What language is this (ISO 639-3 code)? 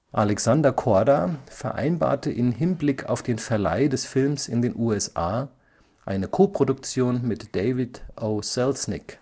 deu